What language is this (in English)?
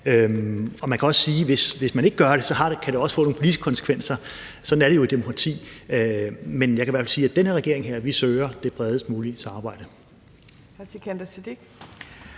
Danish